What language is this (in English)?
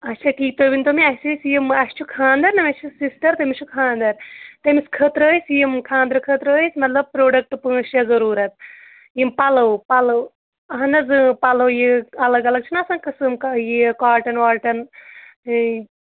Kashmiri